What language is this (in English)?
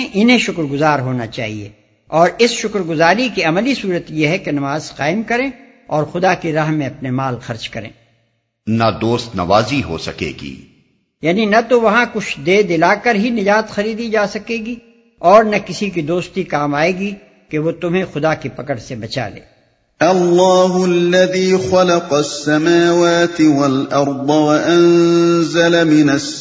Urdu